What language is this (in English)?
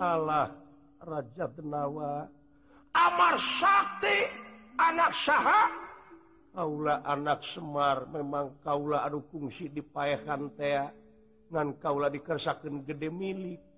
Indonesian